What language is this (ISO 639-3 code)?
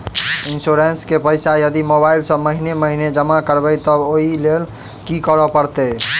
mai